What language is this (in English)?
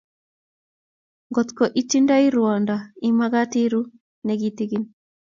Kalenjin